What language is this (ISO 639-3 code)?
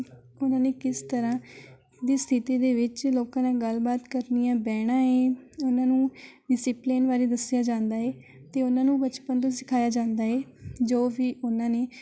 pan